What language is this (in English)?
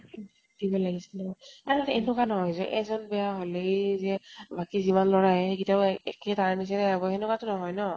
Assamese